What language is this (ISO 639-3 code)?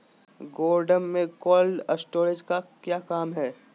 mag